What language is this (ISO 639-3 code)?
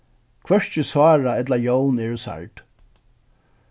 fao